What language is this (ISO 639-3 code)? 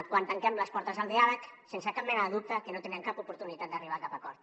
cat